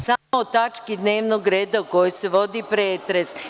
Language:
Serbian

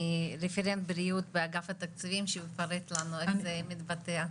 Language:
Hebrew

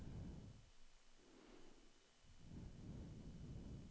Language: Swedish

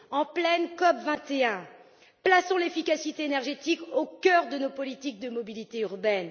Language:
French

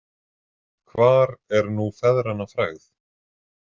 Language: Icelandic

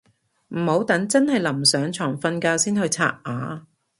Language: Cantonese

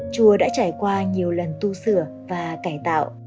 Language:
Vietnamese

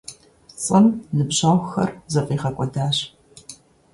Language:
Kabardian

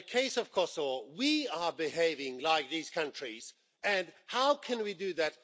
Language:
English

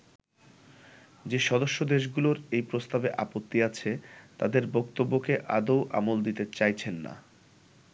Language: Bangla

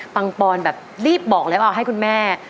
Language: Thai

